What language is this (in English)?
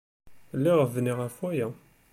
Kabyle